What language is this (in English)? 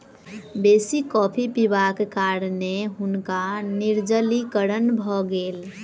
Maithili